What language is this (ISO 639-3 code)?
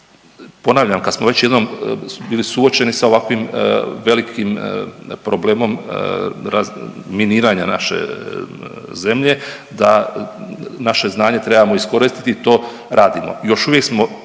hrv